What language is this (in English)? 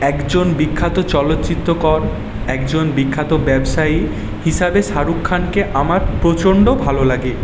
Bangla